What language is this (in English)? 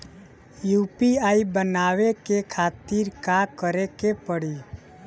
Bhojpuri